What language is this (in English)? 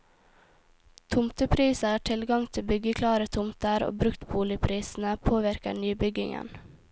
Norwegian